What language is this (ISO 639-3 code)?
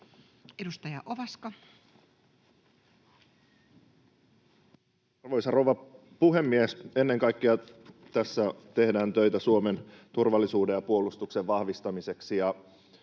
fin